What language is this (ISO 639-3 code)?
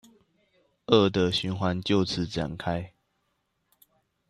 zho